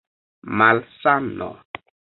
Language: Esperanto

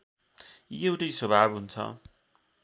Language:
Nepali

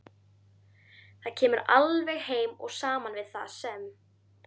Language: Icelandic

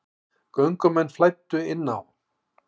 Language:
Icelandic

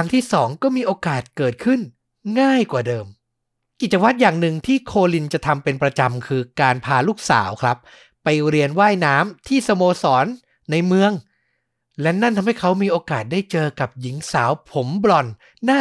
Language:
Thai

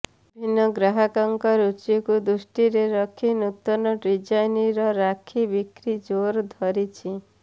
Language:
Odia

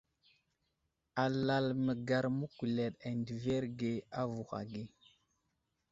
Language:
Wuzlam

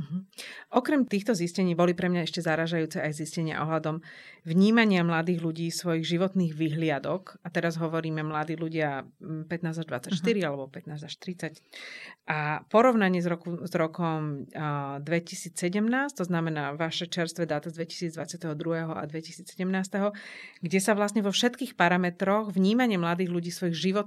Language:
Slovak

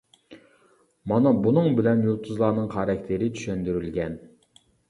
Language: Uyghur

